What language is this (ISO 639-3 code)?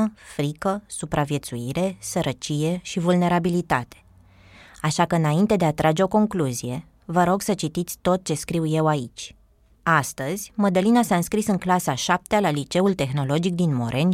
ron